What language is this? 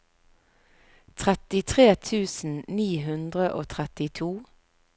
Norwegian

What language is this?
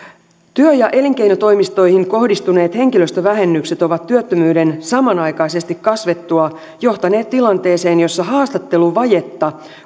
Finnish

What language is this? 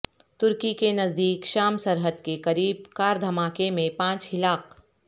Urdu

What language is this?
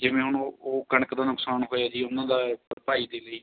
Punjabi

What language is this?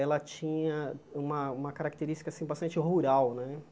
Portuguese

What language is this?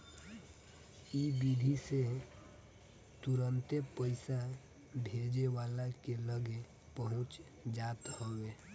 Bhojpuri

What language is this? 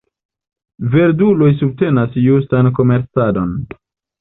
Esperanto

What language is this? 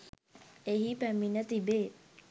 Sinhala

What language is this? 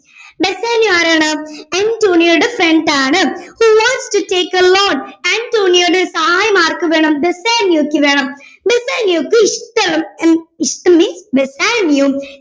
Malayalam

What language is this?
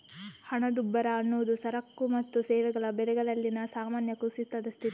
Kannada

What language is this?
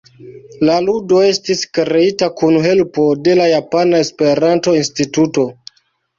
Esperanto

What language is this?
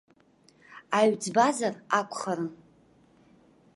Abkhazian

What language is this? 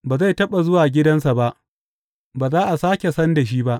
Hausa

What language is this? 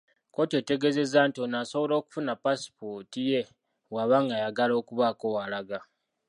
Ganda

